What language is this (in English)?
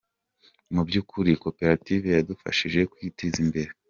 Kinyarwanda